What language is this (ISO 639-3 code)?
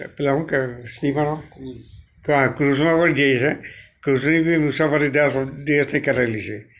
guj